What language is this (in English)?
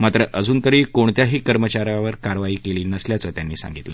Marathi